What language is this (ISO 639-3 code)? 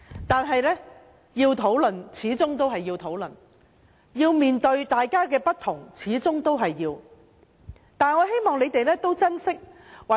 yue